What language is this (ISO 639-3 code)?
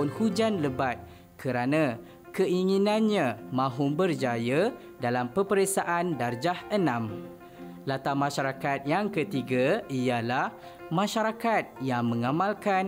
msa